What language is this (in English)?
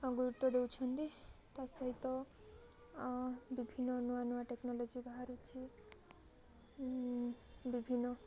Odia